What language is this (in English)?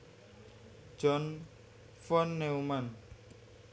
Javanese